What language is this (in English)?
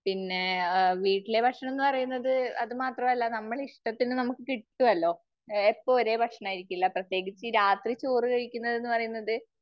Malayalam